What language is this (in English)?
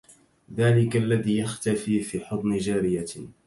Arabic